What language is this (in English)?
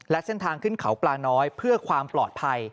Thai